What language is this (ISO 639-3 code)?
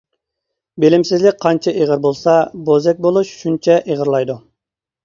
uig